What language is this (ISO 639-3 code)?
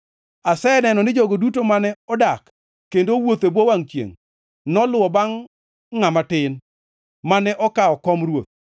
luo